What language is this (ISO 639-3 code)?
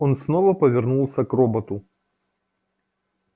rus